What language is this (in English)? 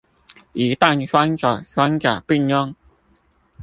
Chinese